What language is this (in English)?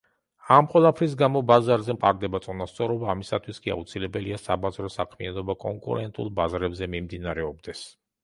Georgian